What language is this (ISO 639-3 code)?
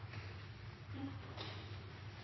nno